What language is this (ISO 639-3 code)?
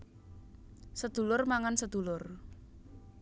jav